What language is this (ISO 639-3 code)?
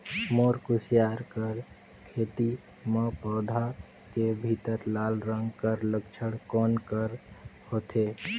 hne